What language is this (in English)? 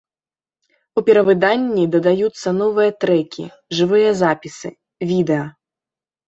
Belarusian